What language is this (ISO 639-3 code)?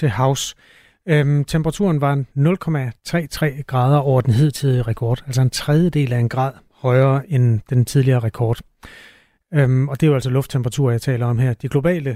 dan